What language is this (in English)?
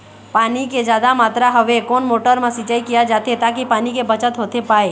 Chhattisgarhi